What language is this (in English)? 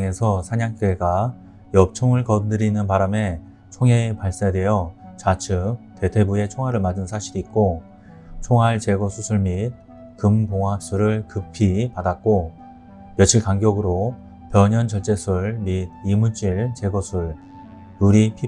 Korean